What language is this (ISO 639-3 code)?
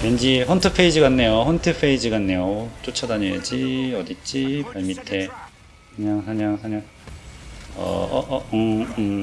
kor